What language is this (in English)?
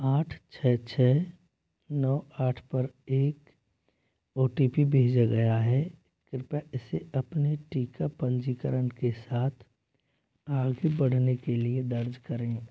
Hindi